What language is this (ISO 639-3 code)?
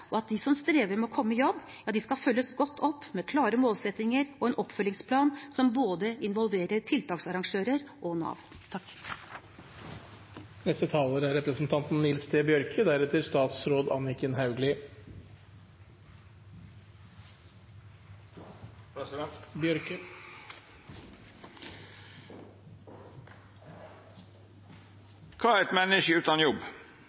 nor